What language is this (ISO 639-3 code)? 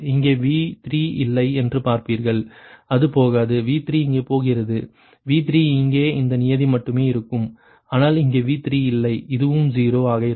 tam